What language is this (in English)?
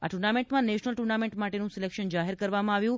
Gujarati